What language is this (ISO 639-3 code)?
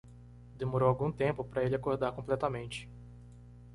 por